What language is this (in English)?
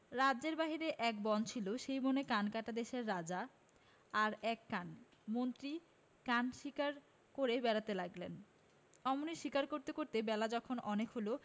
Bangla